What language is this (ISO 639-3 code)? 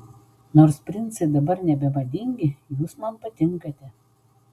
lit